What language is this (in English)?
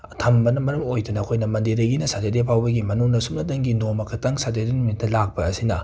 Manipuri